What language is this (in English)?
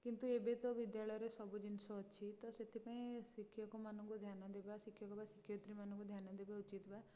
Odia